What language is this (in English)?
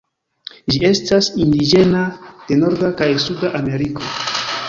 Esperanto